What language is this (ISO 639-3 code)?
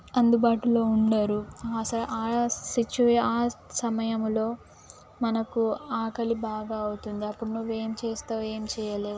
tel